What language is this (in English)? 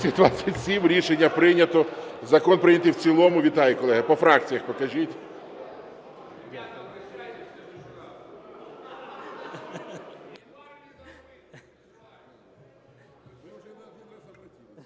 Ukrainian